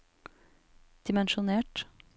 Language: Norwegian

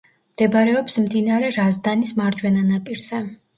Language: Georgian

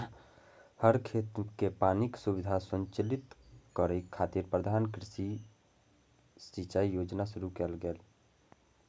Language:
Maithili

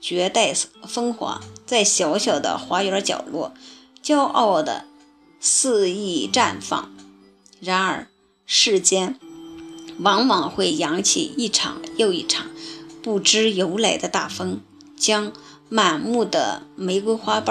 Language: Chinese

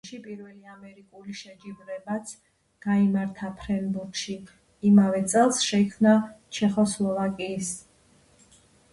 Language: Georgian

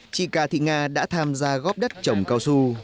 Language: Vietnamese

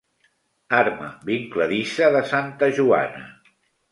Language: Catalan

